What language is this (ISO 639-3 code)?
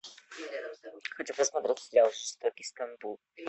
rus